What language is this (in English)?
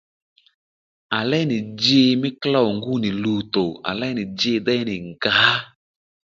Lendu